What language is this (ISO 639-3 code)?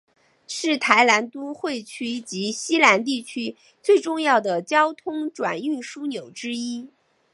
zho